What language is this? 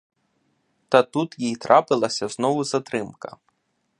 Ukrainian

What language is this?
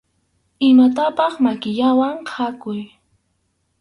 Arequipa-La Unión Quechua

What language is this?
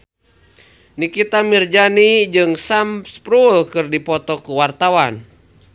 Sundanese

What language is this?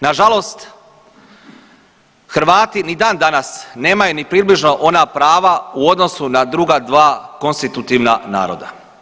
Croatian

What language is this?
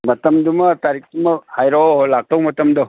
Manipuri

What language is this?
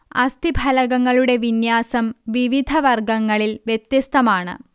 Malayalam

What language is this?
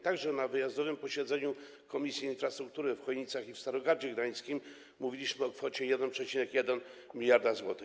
Polish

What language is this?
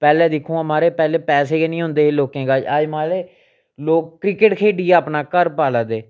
Dogri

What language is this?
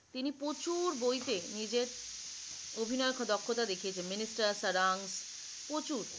Bangla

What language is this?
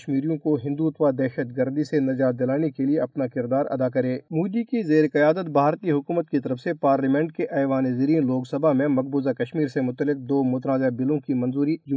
Urdu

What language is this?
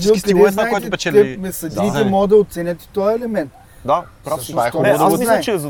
Bulgarian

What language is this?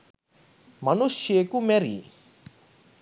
Sinhala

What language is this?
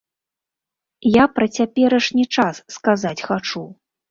Belarusian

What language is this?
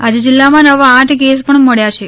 Gujarati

